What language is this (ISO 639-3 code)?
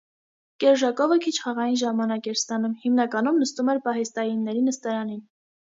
hye